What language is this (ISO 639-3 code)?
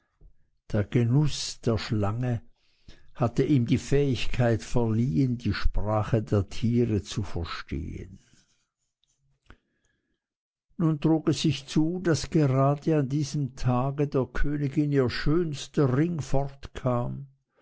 deu